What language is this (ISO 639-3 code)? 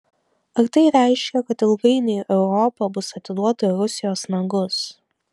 lit